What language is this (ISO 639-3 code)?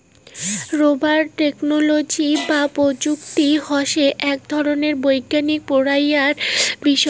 ben